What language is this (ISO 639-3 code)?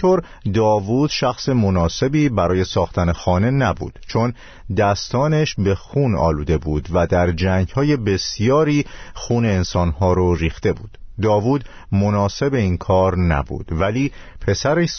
fas